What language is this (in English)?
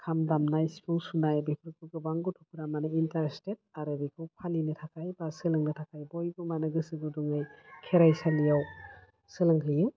Bodo